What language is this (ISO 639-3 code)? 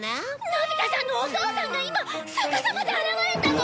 jpn